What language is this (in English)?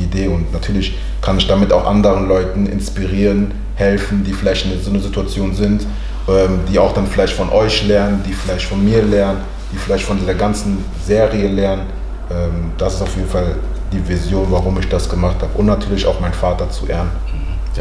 German